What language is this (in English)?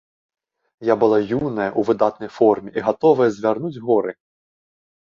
Belarusian